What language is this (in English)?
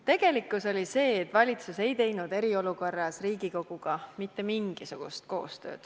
Estonian